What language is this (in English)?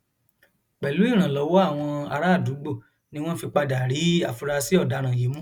Yoruba